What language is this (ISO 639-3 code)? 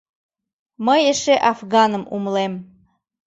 chm